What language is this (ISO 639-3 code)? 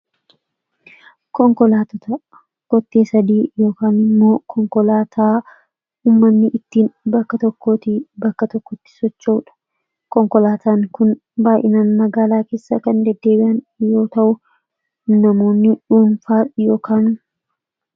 orm